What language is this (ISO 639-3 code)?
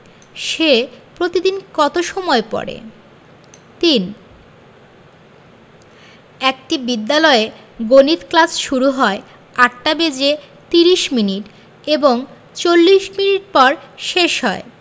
ben